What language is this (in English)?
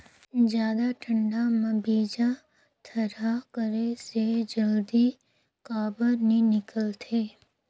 Chhattisgarhi